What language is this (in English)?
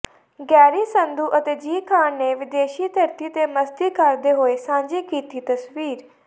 Punjabi